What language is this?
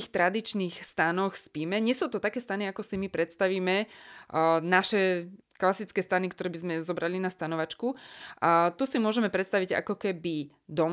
Slovak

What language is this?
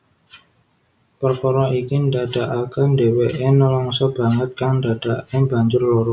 Javanese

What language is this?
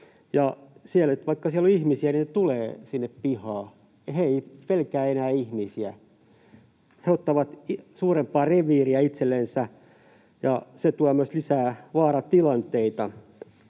Finnish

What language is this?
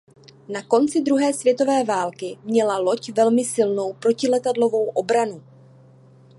Czech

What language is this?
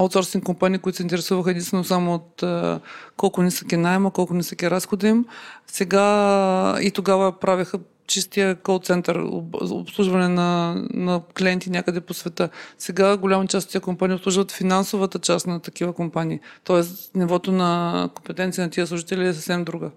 Bulgarian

